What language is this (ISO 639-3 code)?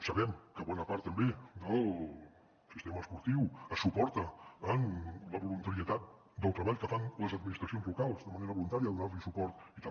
cat